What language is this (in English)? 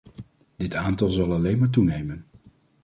Dutch